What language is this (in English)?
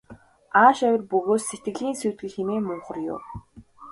Mongolian